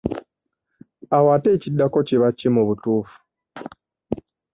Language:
Ganda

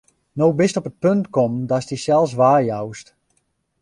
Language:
Western Frisian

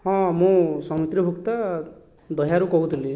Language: Odia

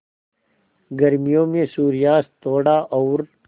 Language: Hindi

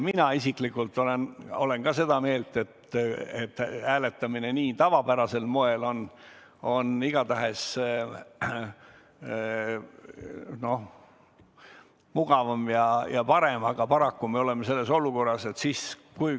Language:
Estonian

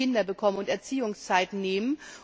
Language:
German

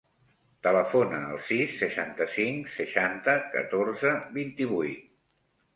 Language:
Catalan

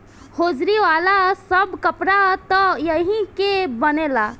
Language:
Bhojpuri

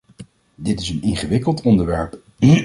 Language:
Dutch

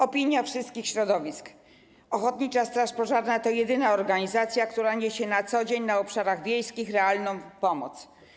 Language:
Polish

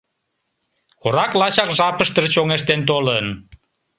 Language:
Mari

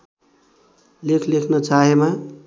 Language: Nepali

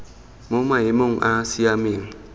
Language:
Tswana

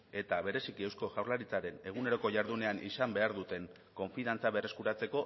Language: Basque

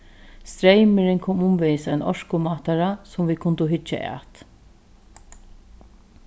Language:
Faroese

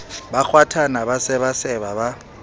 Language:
Southern Sotho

